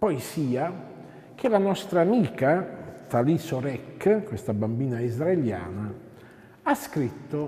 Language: Italian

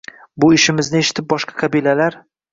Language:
Uzbek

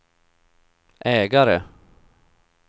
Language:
Swedish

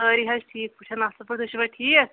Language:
Kashmiri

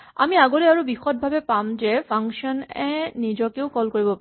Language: Assamese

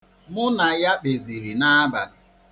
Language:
Igbo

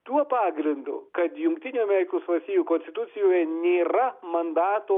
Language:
Lithuanian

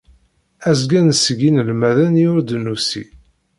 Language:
Kabyle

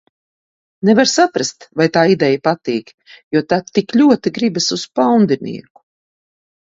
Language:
Latvian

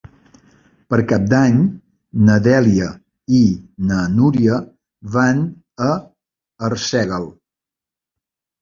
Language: Catalan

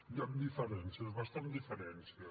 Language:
Catalan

